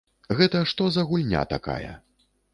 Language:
Belarusian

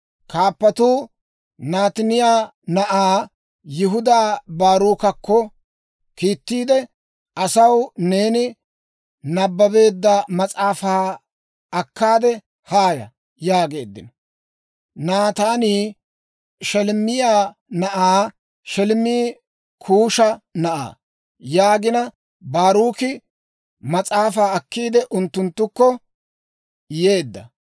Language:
Dawro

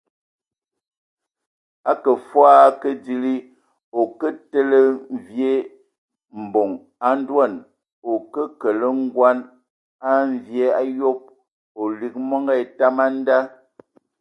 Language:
Ewondo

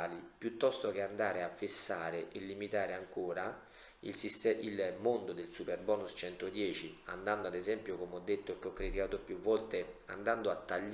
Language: Italian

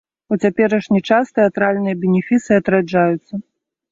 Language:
Belarusian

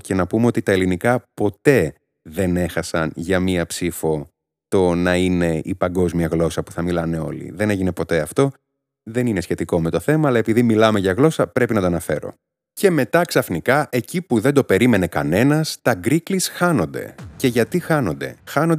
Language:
Greek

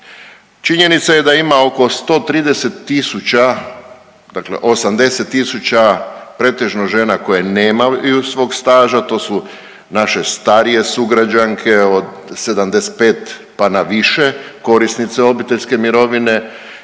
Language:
Croatian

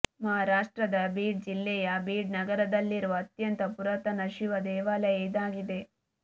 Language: Kannada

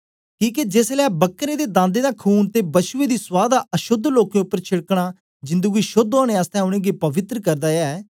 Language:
Dogri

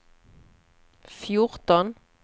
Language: Swedish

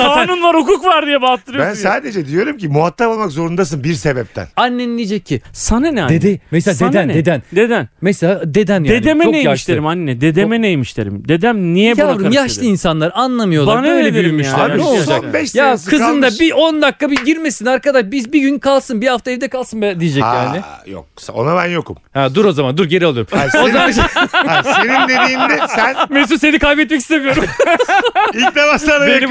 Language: Turkish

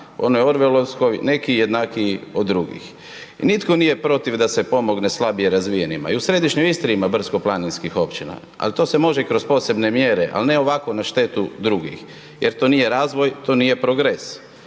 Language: Croatian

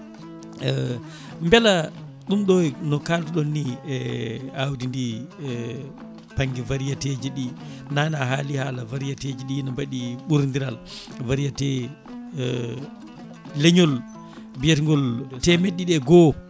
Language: Fula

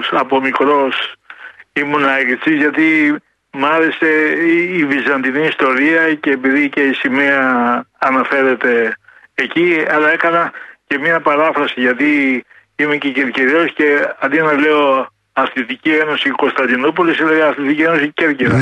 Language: Greek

